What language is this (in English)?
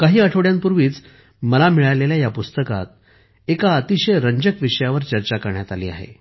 Marathi